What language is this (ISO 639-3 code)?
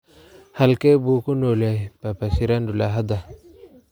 som